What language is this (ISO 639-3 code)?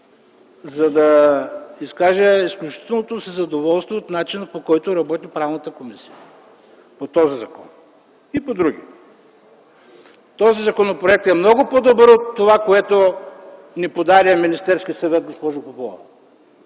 bul